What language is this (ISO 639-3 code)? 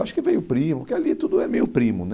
por